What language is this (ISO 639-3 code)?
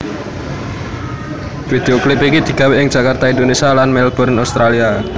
jav